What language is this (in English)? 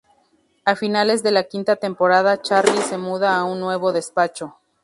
Spanish